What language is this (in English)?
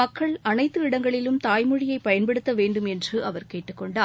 Tamil